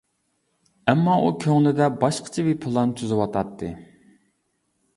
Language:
Uyghur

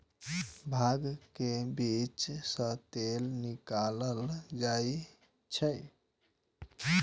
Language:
Maithili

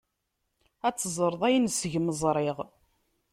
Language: Kabyle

